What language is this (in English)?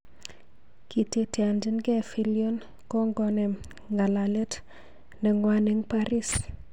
Kalenjin